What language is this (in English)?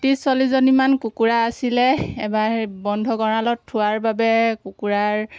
Assamese